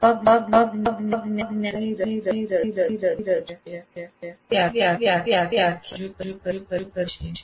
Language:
Gujarati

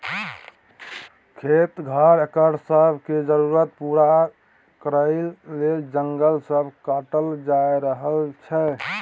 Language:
Maithili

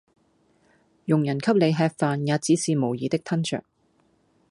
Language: Cantonese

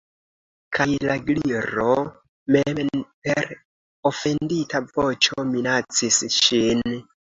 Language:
Esperanto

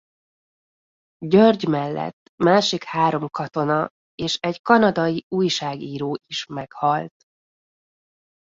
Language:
Hungarian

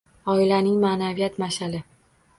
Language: Uzbek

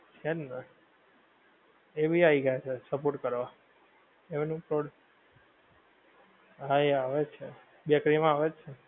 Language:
Gujarati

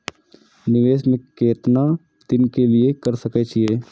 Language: Maithili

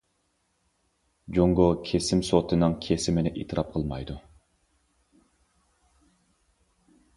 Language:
Uyghur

